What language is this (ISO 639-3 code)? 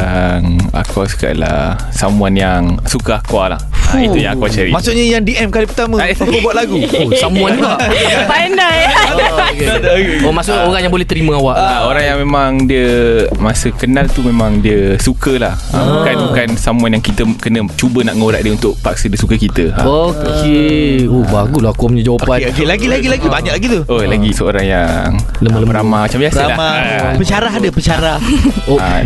msa